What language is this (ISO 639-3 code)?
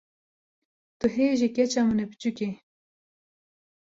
kur